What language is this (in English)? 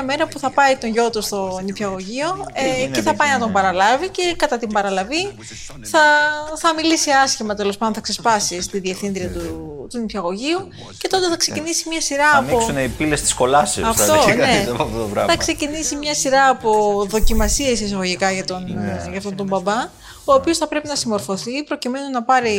Greek